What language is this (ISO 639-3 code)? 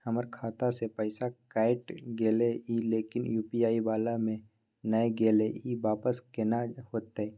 mai